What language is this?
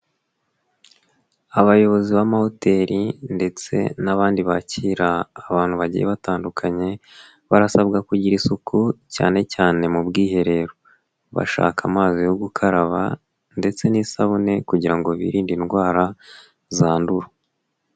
Kinyarwanda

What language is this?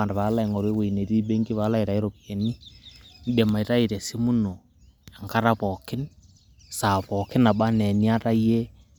Masai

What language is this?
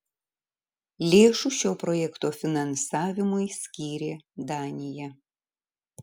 Lithuanian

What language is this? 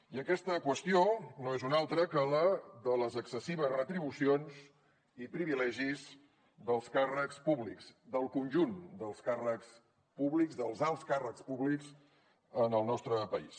Catalan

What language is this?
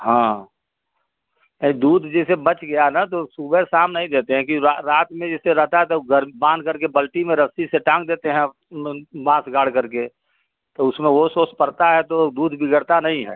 Hindi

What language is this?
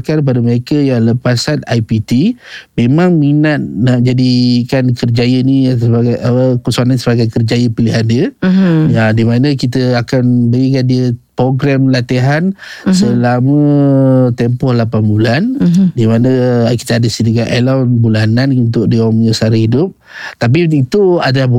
Malay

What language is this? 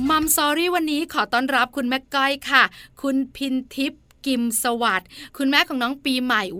Thai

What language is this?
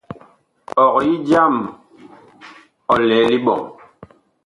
Bakoko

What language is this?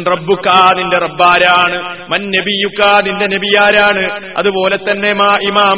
Malayalam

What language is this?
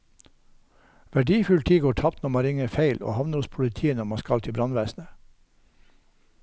Norwegian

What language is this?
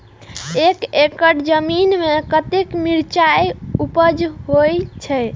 Maithili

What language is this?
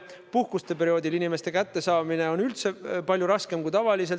Estonian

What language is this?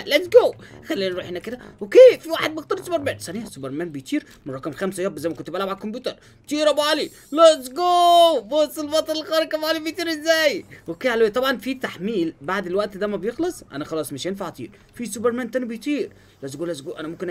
Arabic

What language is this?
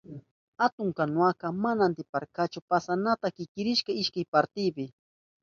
Southern Pastaza Quechua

